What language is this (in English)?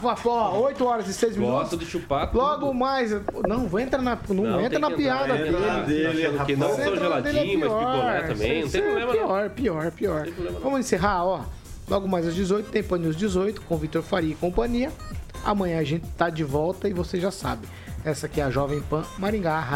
Portuguese